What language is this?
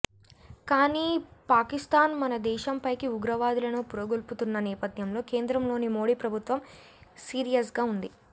Telugu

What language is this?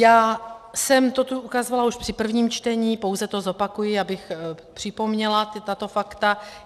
Czech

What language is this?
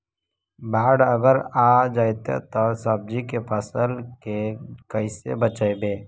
Magahi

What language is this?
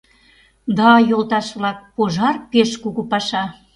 Mari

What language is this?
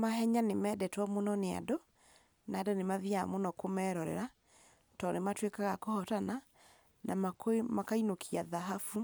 Kikuyu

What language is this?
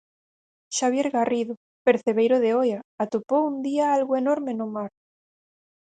Galician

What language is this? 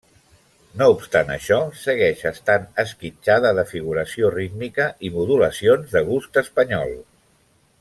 Catalan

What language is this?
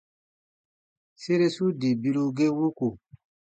Baatonum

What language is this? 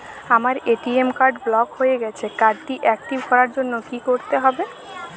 Bangla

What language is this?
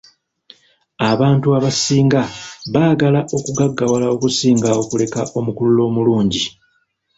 Ganda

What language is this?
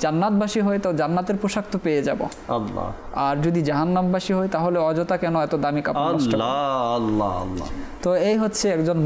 Arabic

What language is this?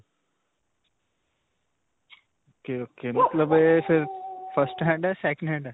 Punjabi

